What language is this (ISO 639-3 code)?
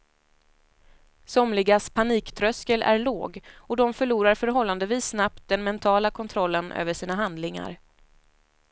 swe